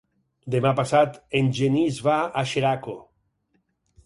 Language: Catalan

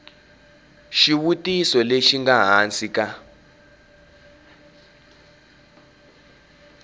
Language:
Tsonga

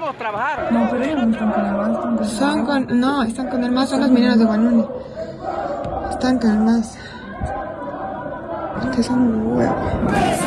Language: Spanish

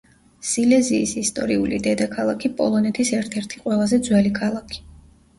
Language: Georgian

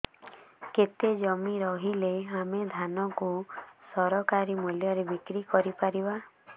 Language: Odia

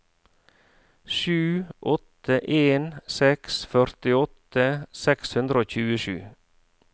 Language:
Norwegian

